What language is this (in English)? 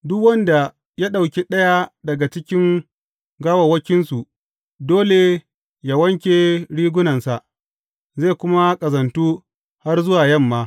Hausa